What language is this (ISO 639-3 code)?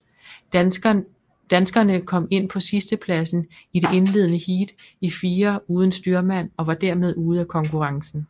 dan